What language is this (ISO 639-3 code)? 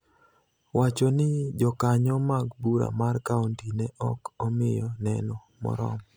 luo